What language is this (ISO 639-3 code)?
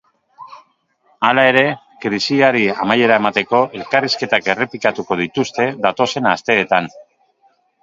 eus